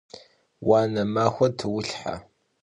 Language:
Kabardian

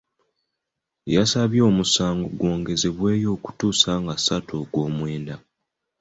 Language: Ganda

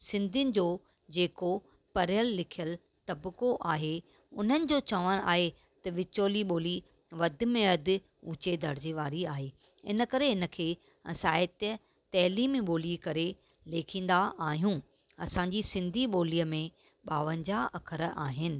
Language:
Sindhi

